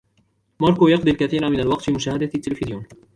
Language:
Arabic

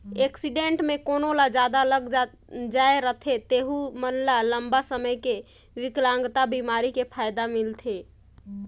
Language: Chhattisgarhi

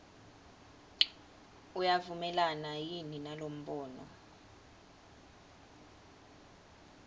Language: Swati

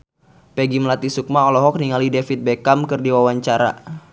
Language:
Sundanese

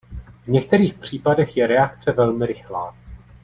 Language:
Czech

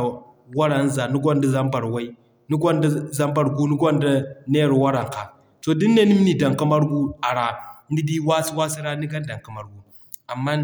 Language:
Zarma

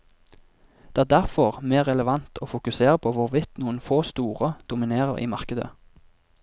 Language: Norwegian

